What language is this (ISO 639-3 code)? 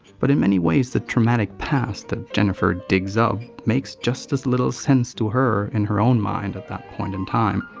eng